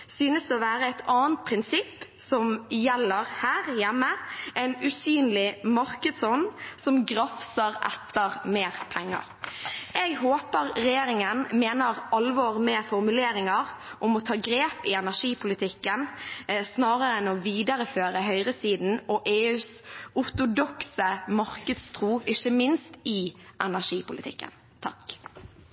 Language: Norwegian Bokmål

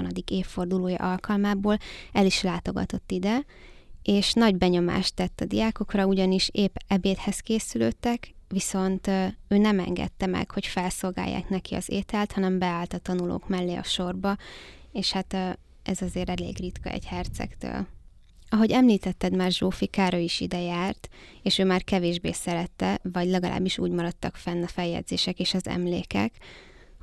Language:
Hungarian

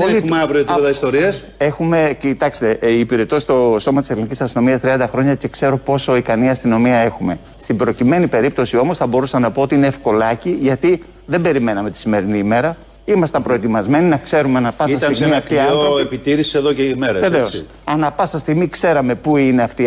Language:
Greek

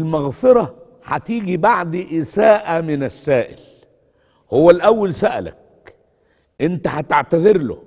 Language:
Arabic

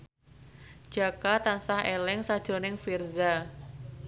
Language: Javanese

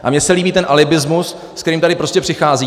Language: Czech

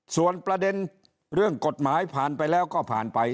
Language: Thai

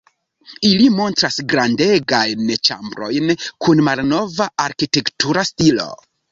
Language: Esperanto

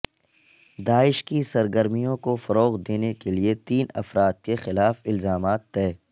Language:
Urdu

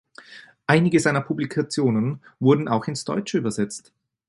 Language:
German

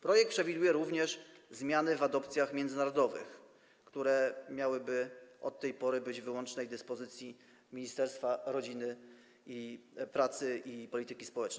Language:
Polish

